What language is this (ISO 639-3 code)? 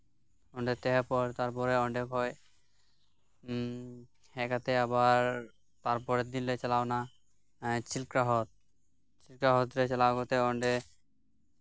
sat